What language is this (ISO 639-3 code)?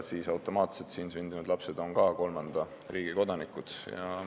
est